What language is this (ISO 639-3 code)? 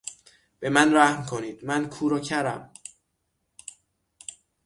fas